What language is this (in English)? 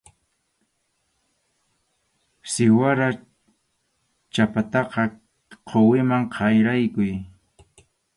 Arequipa-La Unión Quechua